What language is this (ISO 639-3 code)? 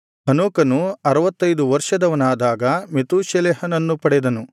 kan